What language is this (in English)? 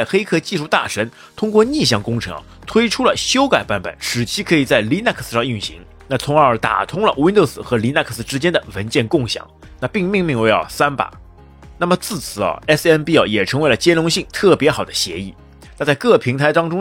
Chinese